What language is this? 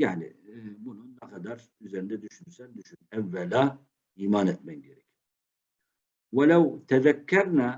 Turkish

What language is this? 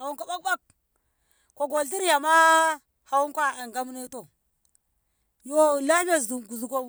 Ngamo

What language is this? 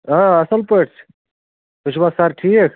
Kashmiri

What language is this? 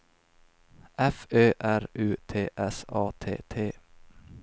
Swedish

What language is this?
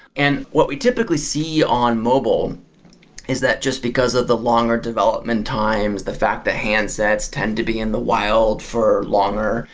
English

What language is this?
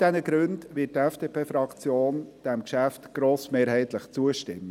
Swiss German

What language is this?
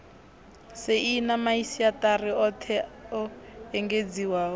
Venda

